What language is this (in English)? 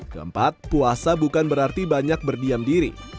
Indonesian